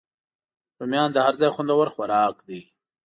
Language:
Pashto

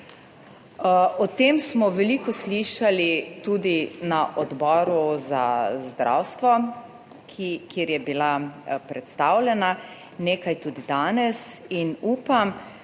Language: Slovenian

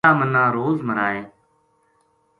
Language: Gujari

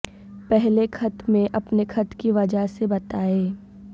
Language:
Urdu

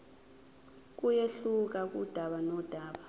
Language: Zulu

